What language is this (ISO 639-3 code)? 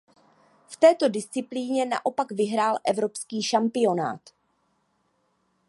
ces